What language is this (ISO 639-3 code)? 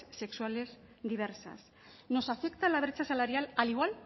spa